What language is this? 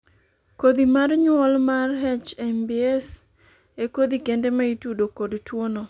Luo (Kenya and Tanzania)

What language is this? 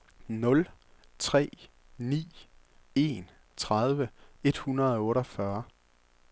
Danish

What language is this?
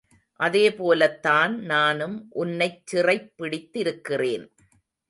Tamil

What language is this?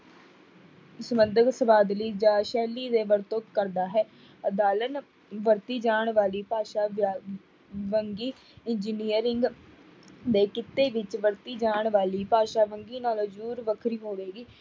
Punjabi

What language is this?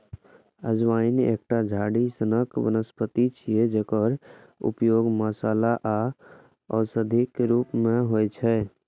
Maithili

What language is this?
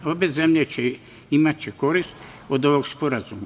Serbian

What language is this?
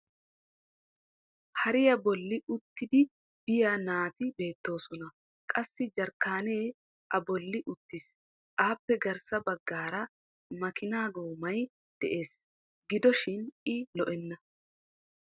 Wolaytta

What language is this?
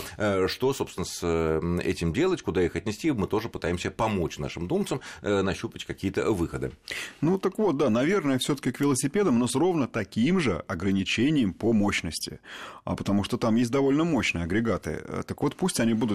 Russian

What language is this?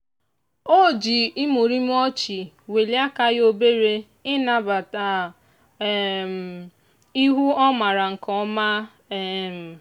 Igbo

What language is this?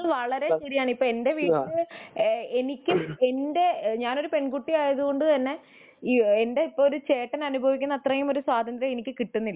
Malayalam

